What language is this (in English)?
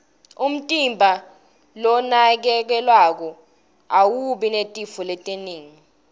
Swati